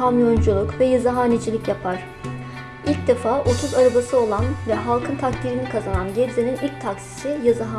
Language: Turkish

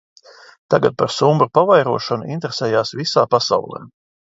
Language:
Latvian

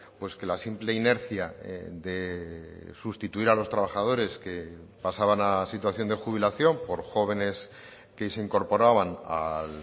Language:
Spanish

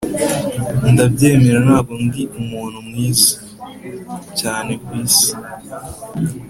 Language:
Kinyarwanda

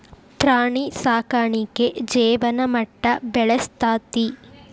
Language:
Kannada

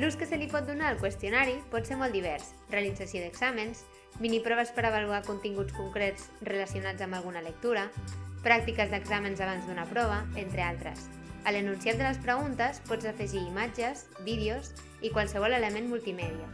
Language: Catalan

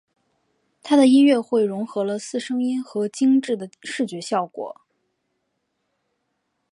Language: Chinese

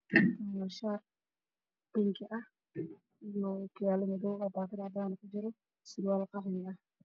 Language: Somali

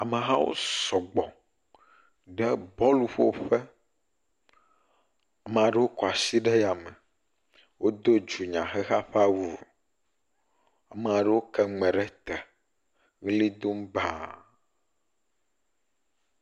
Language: Ewe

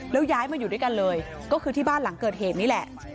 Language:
Thai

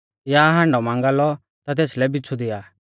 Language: Mahasu Pahari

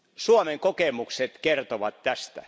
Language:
Finnish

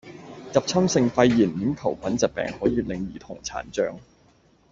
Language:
Cantonese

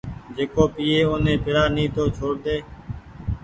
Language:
Goaria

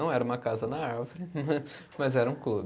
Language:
Portuguese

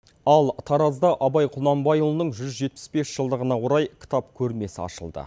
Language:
Kazakh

